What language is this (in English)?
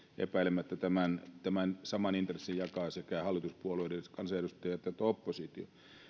Finnish